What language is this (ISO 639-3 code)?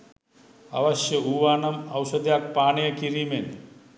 sin